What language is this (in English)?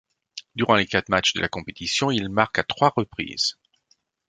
French